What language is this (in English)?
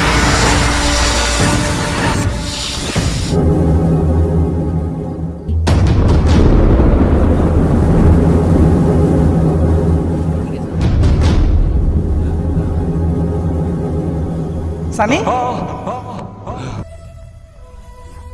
Hindi